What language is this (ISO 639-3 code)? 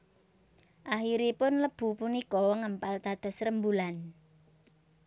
jav